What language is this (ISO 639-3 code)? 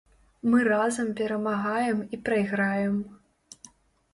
bel